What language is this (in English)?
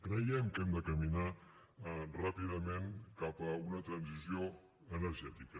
Catalan